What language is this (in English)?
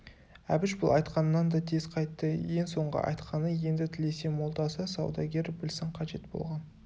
Kazakh